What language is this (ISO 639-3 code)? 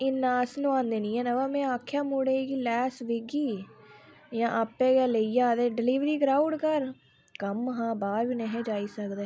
doi